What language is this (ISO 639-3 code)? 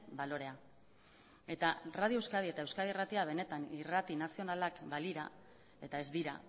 eus